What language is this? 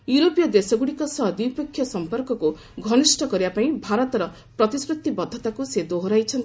Odia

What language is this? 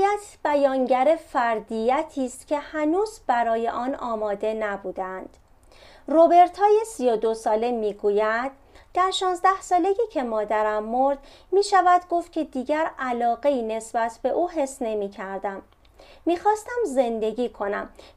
Persian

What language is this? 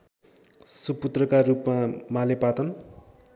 Nepali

